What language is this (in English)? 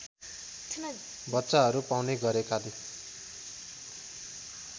Nepali